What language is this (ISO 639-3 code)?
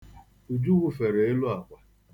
ibo